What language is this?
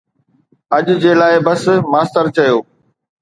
Sindhi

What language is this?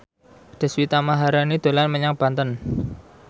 Javanese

